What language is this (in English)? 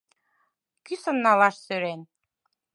Mari